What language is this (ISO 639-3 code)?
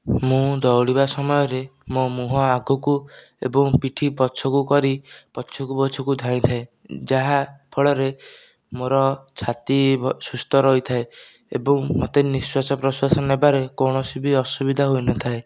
ori